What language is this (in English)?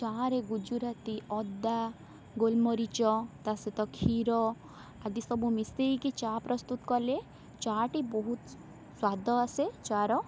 Odia